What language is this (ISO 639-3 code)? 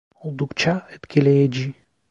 tur